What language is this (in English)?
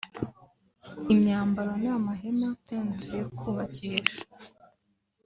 Kinyarwanda